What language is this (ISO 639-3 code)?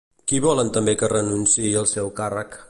cat